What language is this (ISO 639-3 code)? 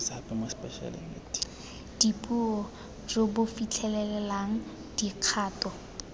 tsn